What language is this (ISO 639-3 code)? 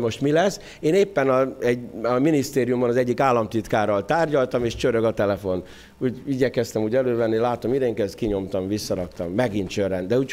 hun